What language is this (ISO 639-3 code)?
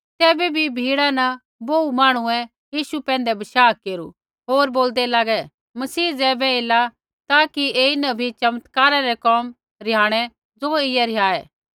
kfx